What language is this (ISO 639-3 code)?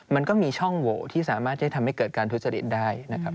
tha